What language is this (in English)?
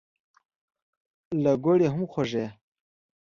Pashto